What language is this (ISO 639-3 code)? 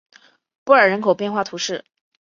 zho